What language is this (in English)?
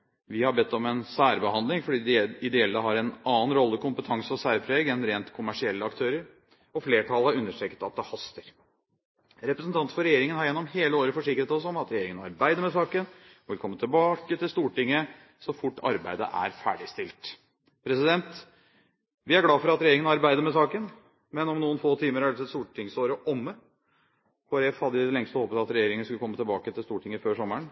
Norwegian Bokmål